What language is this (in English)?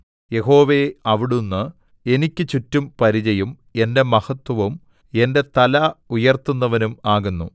Malayalam